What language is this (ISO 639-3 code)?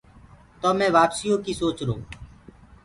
ggg